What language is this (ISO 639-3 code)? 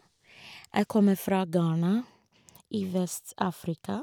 nor